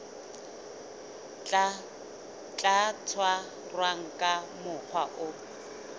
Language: Southern Sotho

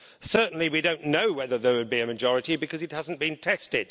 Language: English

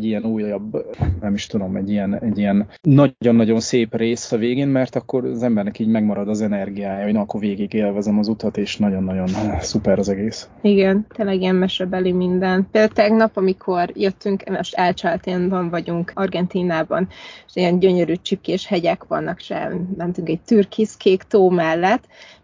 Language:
Hungarian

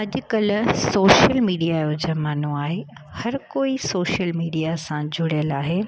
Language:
Sindhi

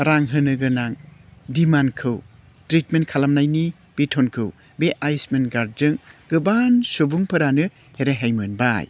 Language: Bodo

